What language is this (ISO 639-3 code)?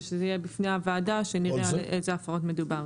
heb